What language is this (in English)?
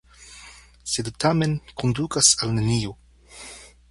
Esperanto